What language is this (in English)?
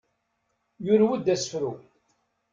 Kabyle